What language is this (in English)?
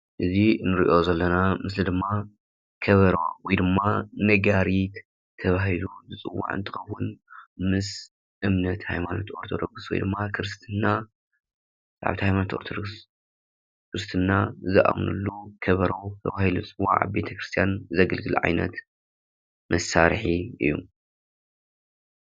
Tigrinya